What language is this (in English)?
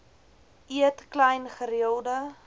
Afrikaans